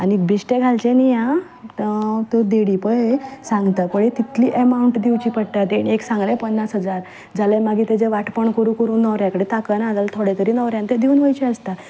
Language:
Konkani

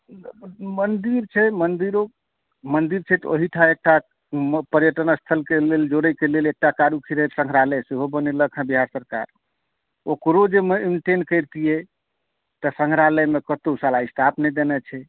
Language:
Maithili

